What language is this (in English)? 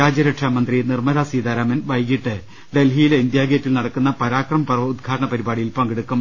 Malayalam